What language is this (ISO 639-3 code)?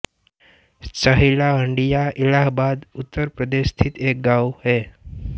hin